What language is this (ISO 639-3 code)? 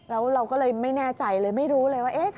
tha